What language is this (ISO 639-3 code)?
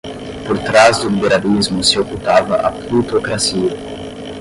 por